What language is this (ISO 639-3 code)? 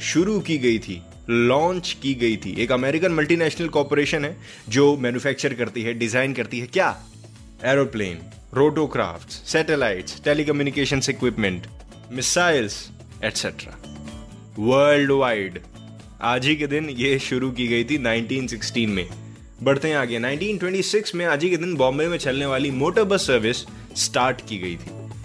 hin